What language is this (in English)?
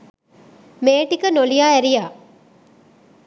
Sinhala